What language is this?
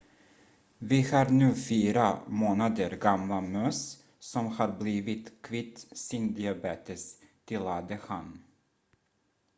Swedish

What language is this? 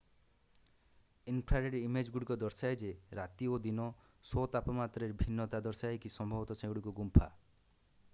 Odia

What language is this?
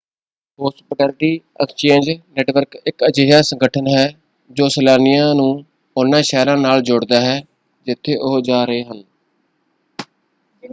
Punjabi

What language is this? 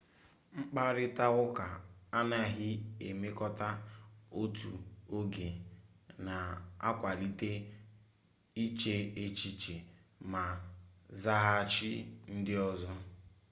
Igbo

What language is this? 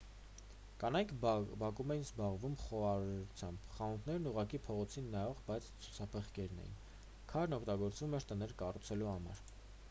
Armenian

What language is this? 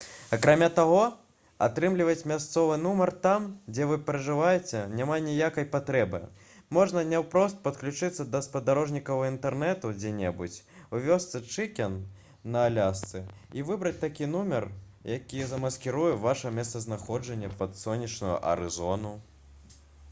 Belarusian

